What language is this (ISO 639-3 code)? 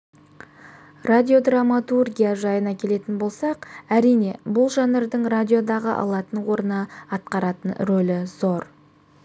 kaz